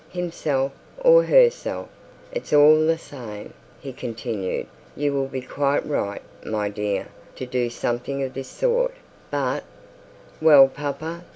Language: English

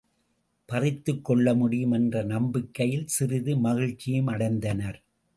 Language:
Tamil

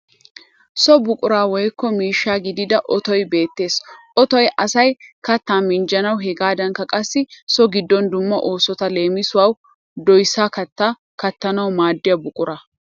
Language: Wolaytta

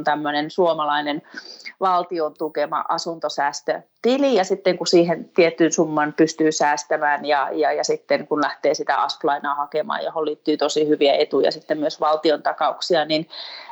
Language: Finnish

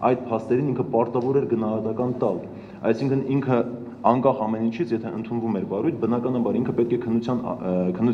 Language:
Romanian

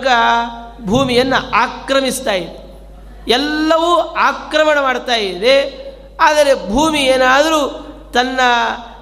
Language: Kannada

